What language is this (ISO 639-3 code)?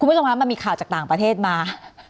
tha